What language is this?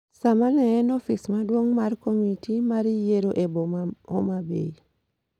Luo (Kenya and Tanzania)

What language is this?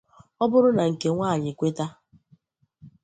Igbo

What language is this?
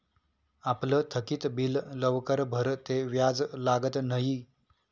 Marathi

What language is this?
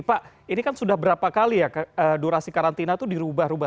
Indonesian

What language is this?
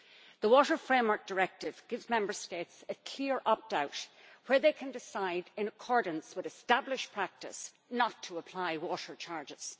English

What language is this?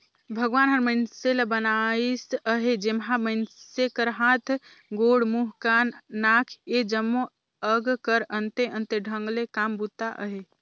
Chhattisgarhi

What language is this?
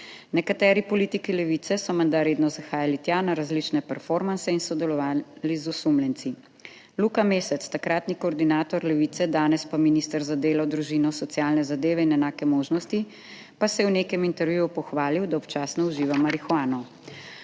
Slovenian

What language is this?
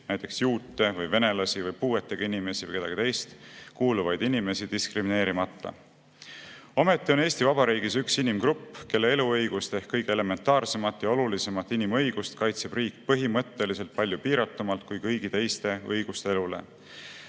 Estonian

